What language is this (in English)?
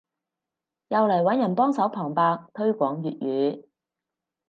Cantonese